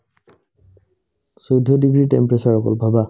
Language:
Assamese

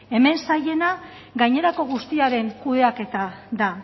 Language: Basque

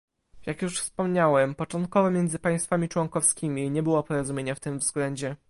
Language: Polish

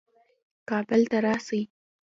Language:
Pashto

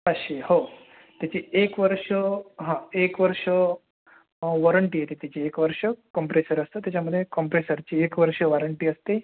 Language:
Marathi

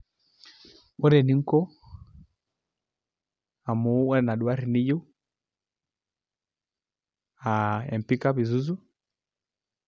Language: Masai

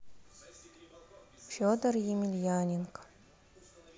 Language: Russian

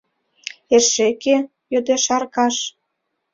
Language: Mari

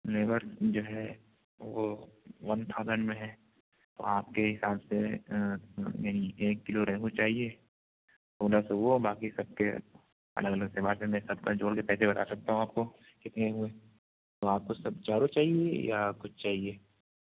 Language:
Urdu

